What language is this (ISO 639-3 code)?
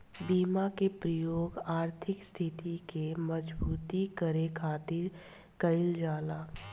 bho